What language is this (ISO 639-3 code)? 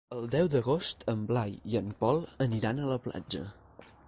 cat